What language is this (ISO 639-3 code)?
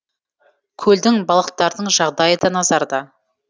kaz